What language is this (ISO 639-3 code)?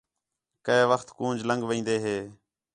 xhe